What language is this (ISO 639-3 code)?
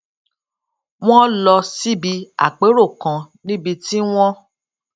yor